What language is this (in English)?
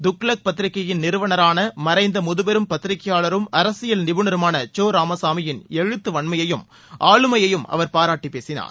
Tamil